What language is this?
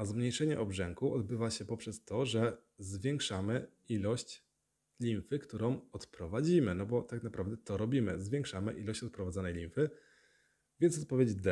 Polish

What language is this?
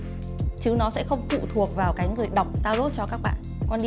Vietnamese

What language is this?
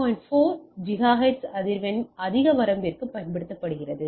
Tamil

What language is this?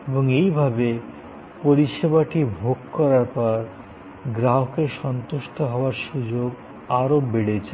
Bangla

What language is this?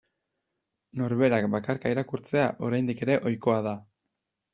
Basque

